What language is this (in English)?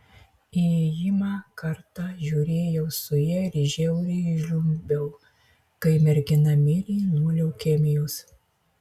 Lithuanian